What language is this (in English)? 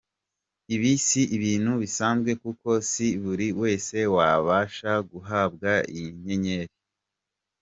Kinyarwanda